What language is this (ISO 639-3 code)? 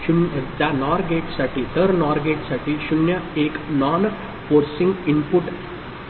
mar